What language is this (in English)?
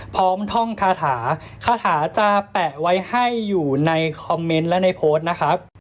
Thai